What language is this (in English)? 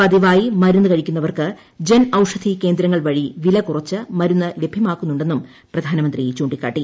Malayalam